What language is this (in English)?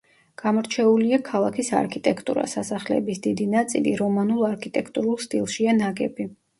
Georgian